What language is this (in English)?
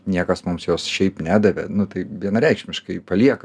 Lithuanian